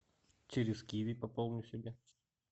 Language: Russian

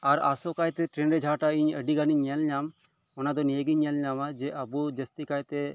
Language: Santali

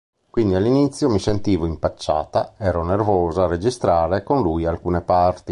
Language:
Italian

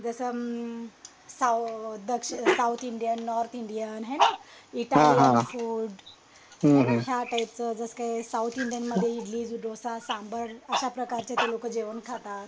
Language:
Marathi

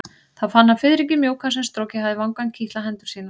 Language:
Icelandic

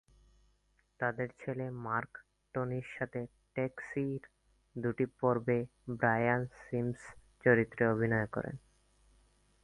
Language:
Bangla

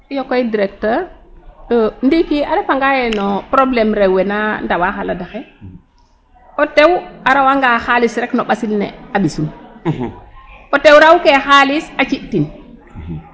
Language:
Serer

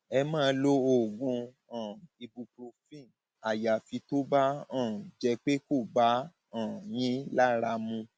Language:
Yoruba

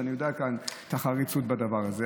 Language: Hebrew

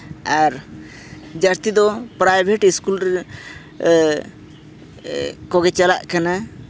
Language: Santali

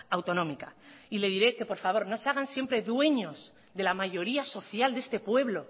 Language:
Spanish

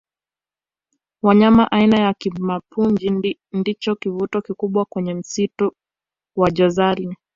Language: Swahili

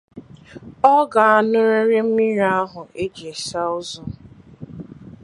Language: Igbo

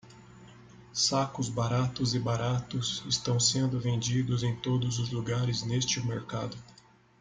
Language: Portuguese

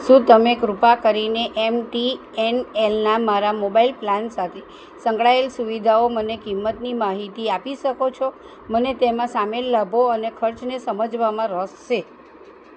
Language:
Gujarati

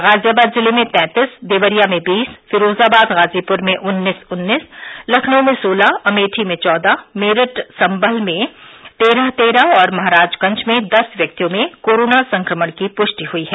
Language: Hindi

